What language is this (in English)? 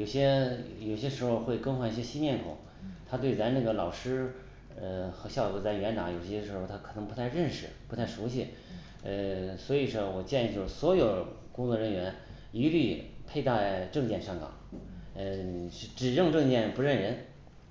Chinese